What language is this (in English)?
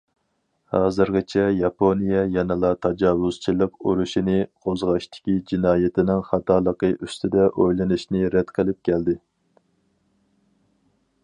Uyghur